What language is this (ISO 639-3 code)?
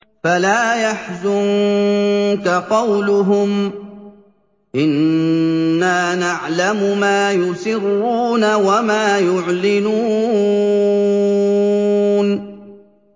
ara